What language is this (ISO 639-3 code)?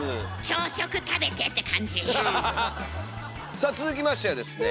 jpn